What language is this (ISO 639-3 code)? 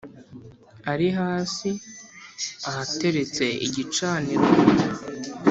kin